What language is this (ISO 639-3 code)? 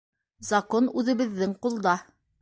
bak